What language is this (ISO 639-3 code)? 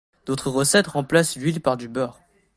fra